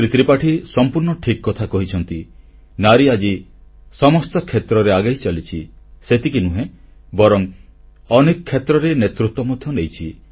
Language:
Odia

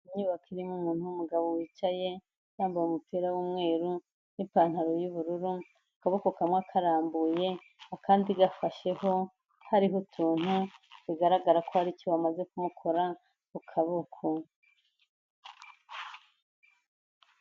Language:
Kinyarwanda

